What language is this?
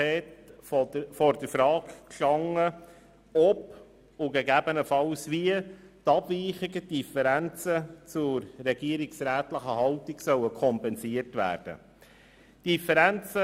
Swiss German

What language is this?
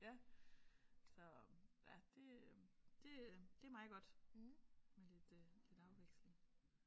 Danish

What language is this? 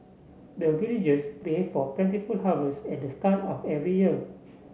English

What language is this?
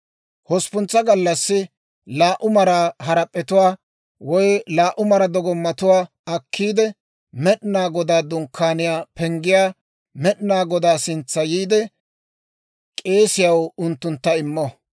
Dawro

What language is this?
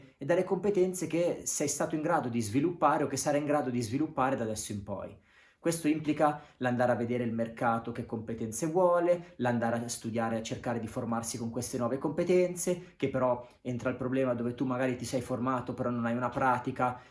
Italian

